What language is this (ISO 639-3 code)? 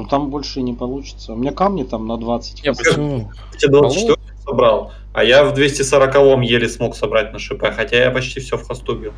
rus